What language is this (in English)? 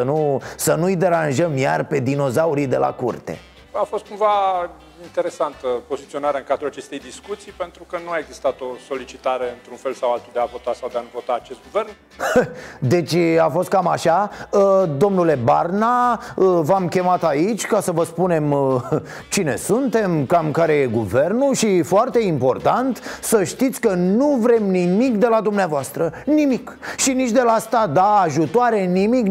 Romanian